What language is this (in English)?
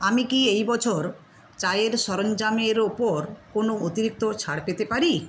Bangla